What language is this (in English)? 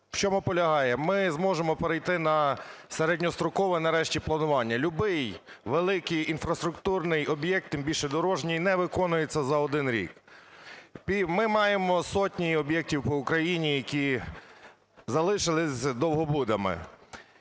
Ukrainian